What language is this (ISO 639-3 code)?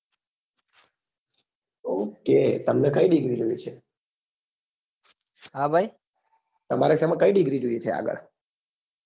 guj